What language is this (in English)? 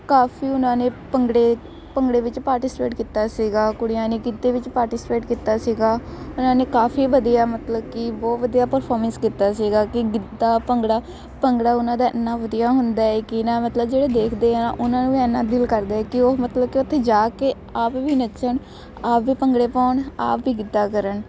Punjabi